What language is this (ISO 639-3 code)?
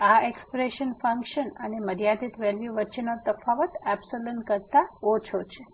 guj